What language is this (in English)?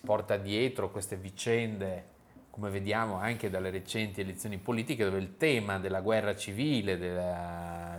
Italian